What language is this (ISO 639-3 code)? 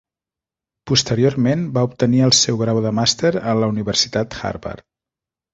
cat